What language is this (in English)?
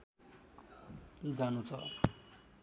Nepali